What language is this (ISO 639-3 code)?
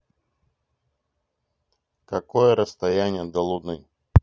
rus